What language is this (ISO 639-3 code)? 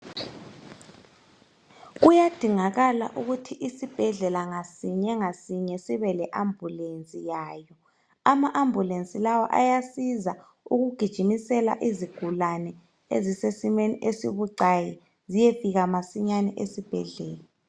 nde